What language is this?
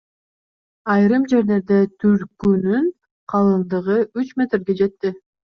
Kyrgyz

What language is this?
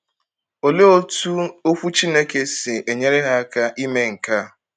Igbo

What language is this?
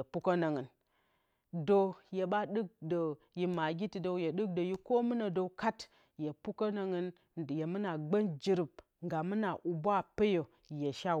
Bacama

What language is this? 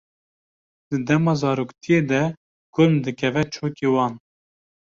Kurdish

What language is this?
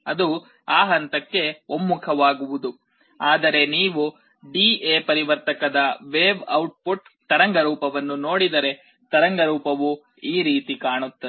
Kannada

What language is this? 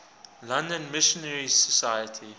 English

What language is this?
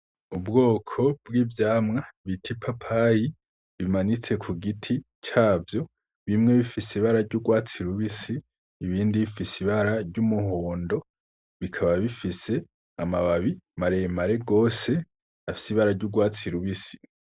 Rundi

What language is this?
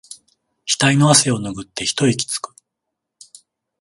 Japanese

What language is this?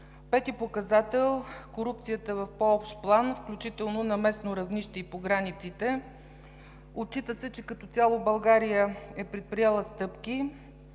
Bulgarian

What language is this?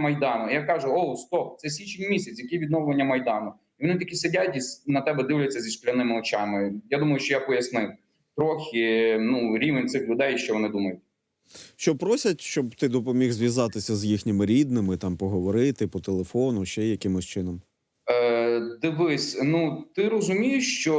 Ukrainian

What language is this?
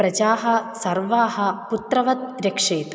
Sanskrit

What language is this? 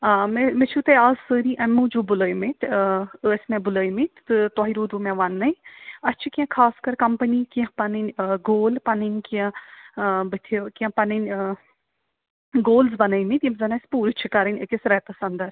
Kashmiri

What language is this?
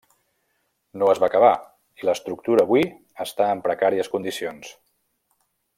Catalan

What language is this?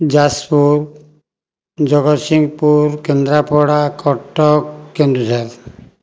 Odia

